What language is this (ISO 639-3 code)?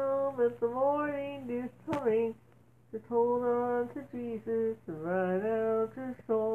eng